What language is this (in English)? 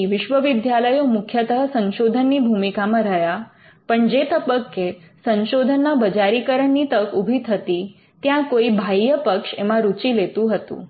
Gujarati